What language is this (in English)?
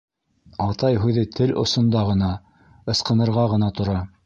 Bashkir